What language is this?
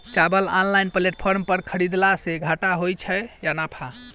Maithili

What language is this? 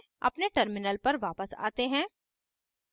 Hindi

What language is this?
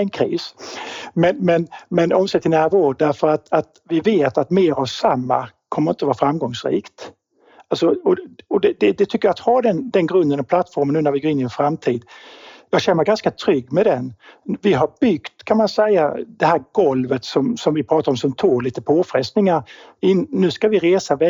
Swedish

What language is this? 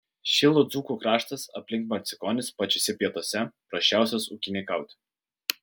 Lithuanian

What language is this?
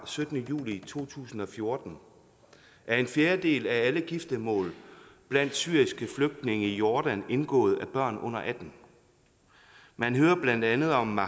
Danish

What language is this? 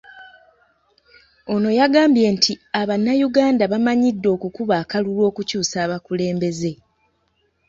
Ganda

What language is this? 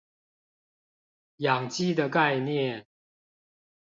Chinese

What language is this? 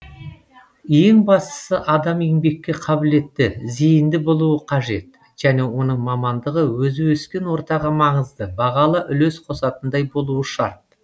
Kazakh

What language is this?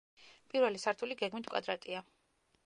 Georgian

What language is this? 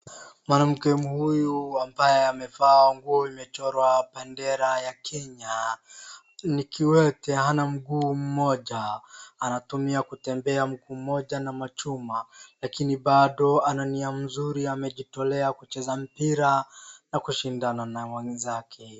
Swahili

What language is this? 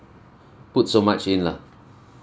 English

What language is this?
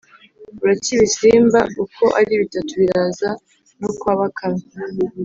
Kinyarwanda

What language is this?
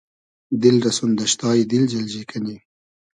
Hazaragi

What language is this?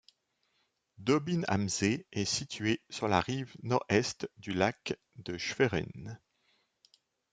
French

